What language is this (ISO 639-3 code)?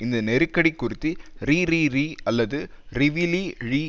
tam